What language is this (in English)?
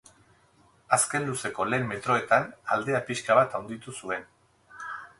Basque